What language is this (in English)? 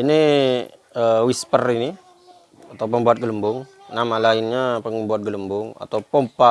Indonesian